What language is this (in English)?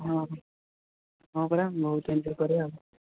Odia